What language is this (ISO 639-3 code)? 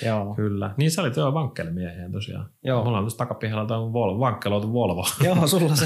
fin